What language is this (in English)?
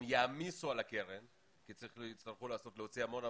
Hebrew